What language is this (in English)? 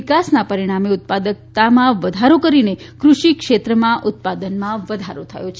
Gujarati